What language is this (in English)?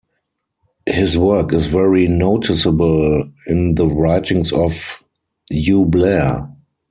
English